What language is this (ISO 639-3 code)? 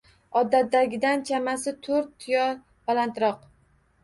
uzb